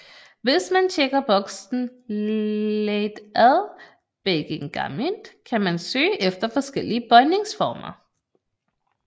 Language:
Danish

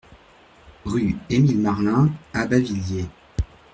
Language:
French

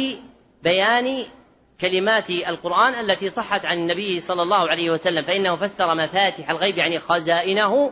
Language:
Arabic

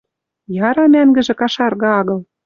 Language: Western Mari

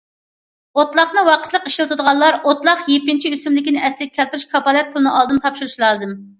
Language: Uyghur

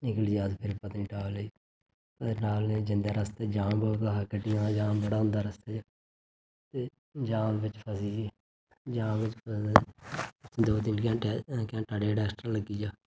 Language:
Dogri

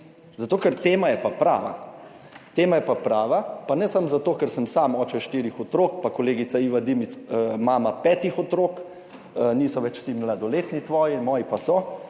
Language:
Slovenian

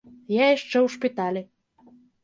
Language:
Belarusian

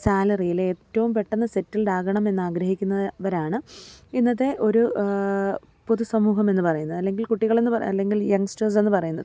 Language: Malayalam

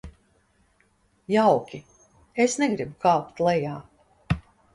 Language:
Latvian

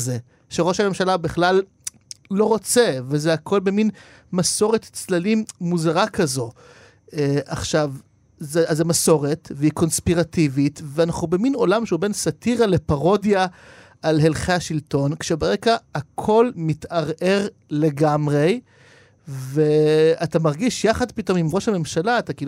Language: Hebrew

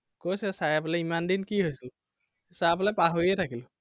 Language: Assamese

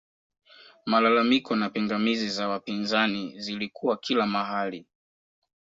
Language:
Swahili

